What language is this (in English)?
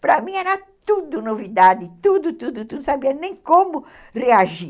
Portuguese